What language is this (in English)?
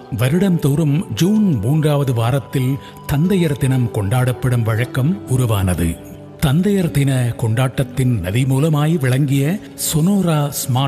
Tamil